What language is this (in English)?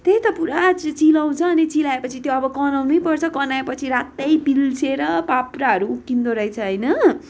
Nepali